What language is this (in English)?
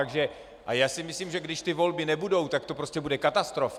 Czech